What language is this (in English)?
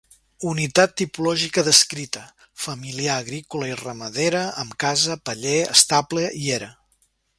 Catalan